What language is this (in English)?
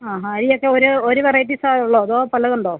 Malayalam